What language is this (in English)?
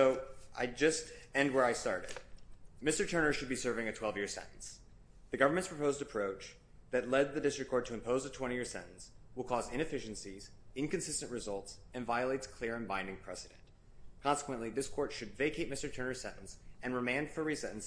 English